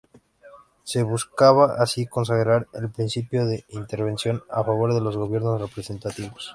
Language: Spanish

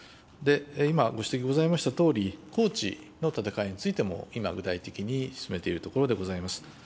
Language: Japanese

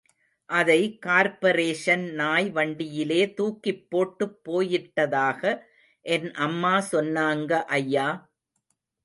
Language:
Tamil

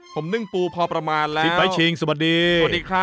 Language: Thai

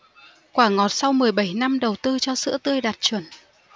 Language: Vietnamese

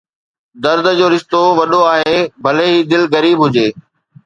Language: Sindhi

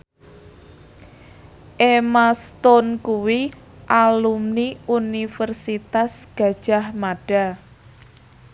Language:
Javanese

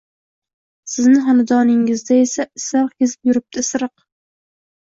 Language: Uzbek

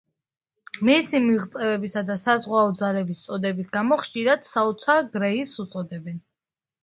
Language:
Georgian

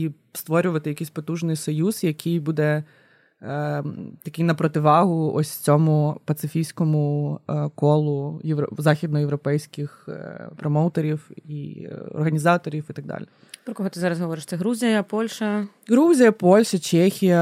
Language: Ukrainian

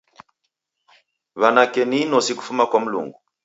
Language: Taita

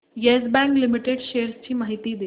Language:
Marathi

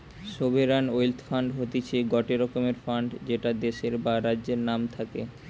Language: Bangla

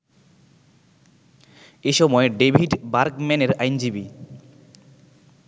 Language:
Bangla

